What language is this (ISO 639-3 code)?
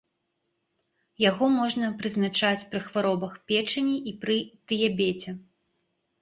bel